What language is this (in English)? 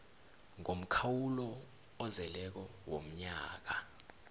South Ndebele